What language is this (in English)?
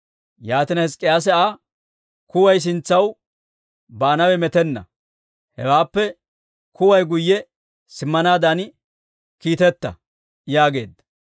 Dawro